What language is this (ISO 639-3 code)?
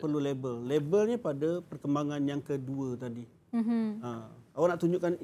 msa